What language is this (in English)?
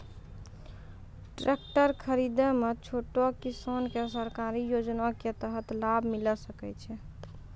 Maithili